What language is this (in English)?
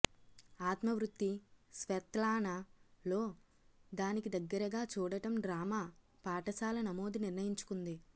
Telugu